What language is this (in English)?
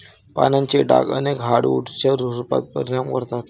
Marathi